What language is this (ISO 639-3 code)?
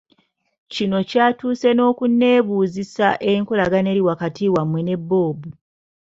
lug